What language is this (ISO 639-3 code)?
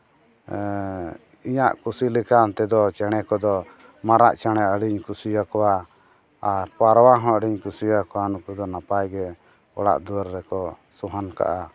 sat